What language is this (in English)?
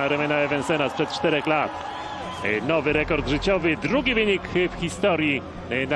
Polish